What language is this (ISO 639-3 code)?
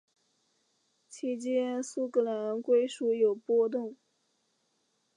zho